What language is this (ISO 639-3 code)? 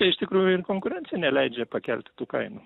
lit